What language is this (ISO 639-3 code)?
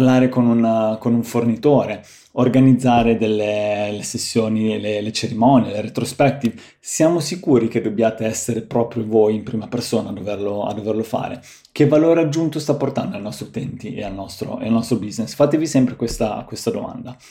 ita